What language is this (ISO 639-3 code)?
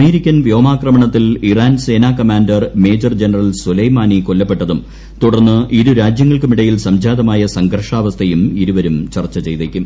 mal